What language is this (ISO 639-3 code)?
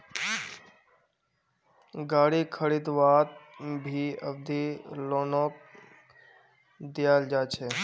mag